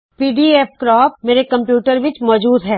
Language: Punjabi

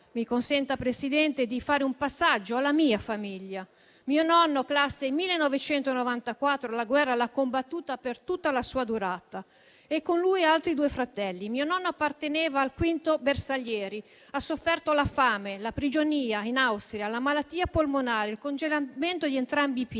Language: Italian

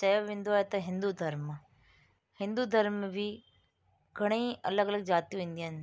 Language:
Sindhi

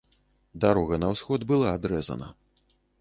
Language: Belarusian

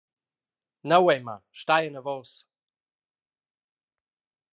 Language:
Romansh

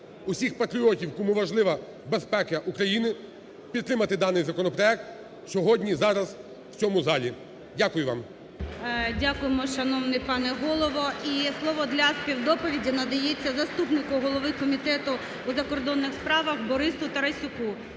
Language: Ukrainian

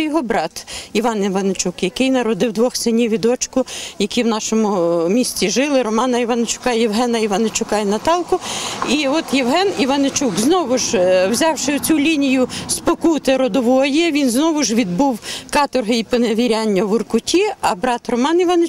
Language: Ukrainian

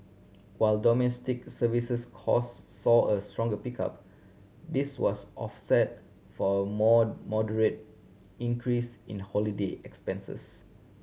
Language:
English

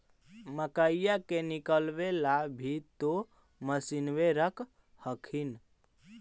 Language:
Magahi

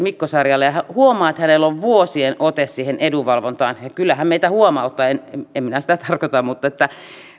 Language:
Finnish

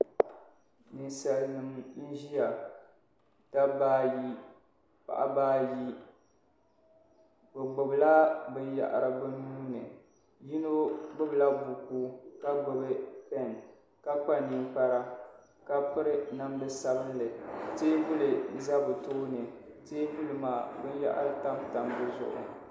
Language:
Dagbani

